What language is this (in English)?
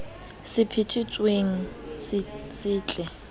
Southern Sotho